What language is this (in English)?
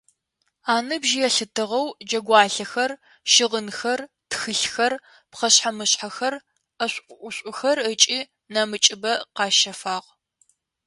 Adyghe